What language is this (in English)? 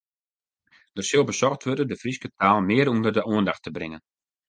Western Frisian